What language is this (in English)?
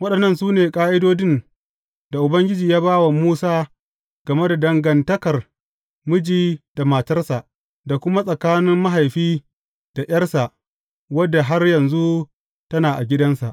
Hausa